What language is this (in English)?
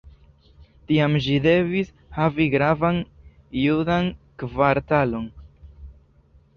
Esperanto